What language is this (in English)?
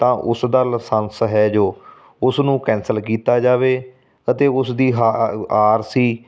Punjabi